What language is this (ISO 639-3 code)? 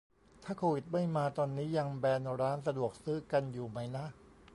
tha